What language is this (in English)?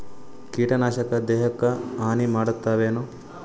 Kannada